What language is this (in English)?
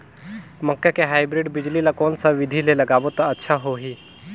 Chhattisgarhi